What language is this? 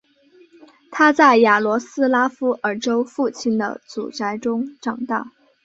Chinese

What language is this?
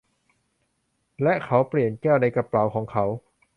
Thai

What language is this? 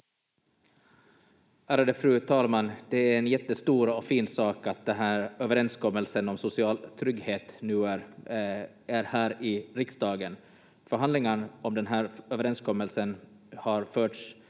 Finnish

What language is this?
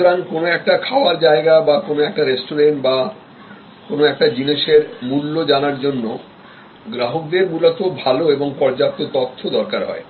Bangla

